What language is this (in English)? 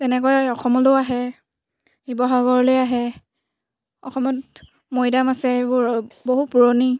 Assamese